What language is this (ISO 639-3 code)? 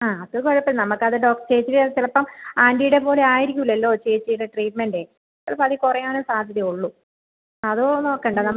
mal